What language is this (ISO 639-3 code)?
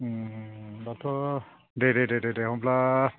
brx